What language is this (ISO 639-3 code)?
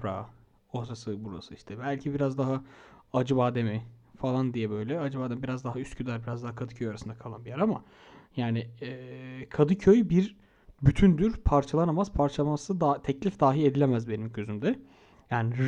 tur